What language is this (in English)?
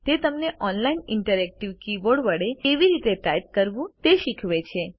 Gujarati